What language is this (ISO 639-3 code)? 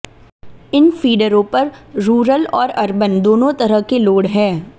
hin